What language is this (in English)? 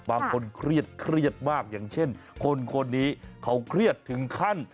Thai